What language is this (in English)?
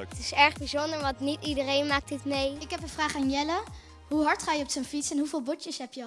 Dutch